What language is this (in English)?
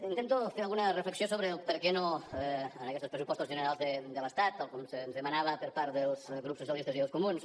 Catalan